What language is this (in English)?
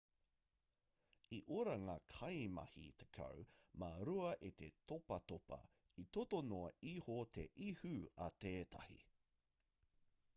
Māori